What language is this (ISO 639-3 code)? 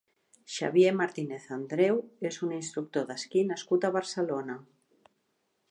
cat